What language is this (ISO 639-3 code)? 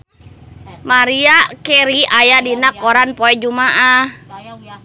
sun